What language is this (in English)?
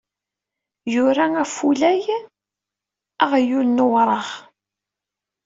Kabyle